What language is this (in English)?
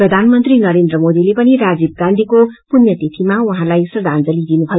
Nepali